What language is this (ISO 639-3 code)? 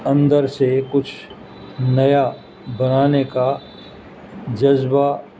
urd